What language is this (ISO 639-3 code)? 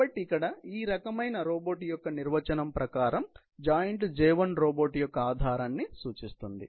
tel